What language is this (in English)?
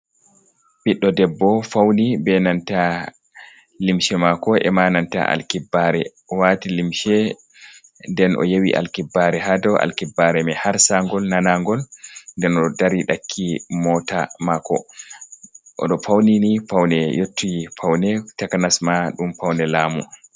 Fula